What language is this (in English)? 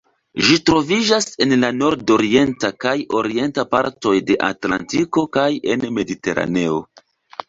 Esperanto